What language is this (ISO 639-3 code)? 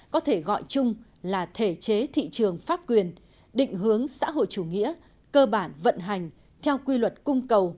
vie